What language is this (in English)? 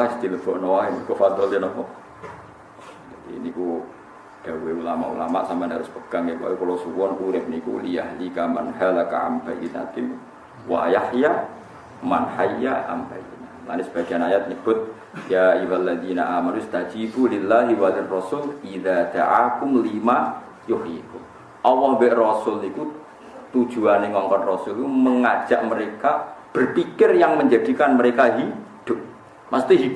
Indonesian